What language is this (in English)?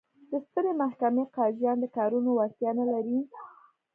Pashto